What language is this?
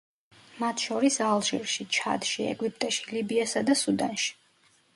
Georgian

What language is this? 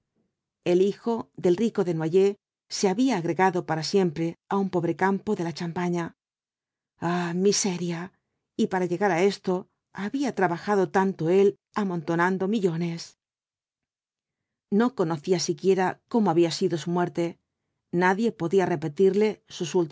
Spanish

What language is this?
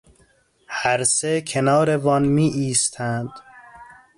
Persian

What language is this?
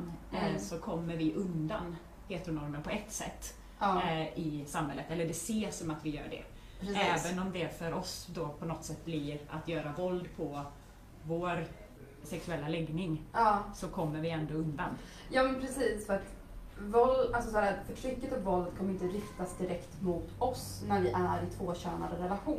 Swedish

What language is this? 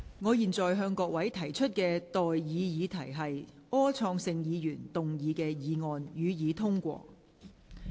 Cantonese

